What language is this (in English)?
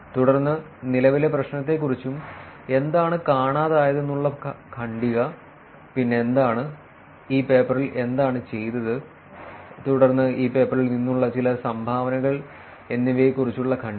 Malayalam